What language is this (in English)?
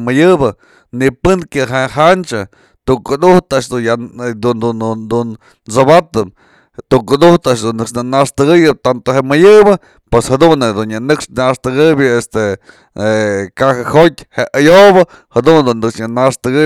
Mazatlán Mixe